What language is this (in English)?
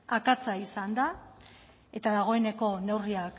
Basque